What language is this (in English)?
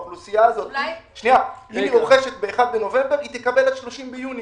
Hebrew